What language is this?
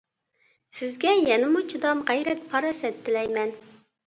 Uyghur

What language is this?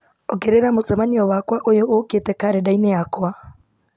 Kikuyu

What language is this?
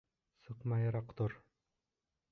Bashkir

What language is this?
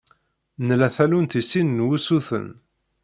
Kabyle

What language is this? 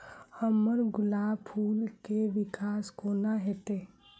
Maithili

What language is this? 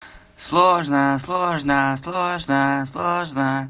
Russian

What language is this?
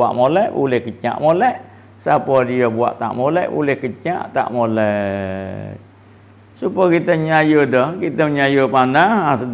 Malay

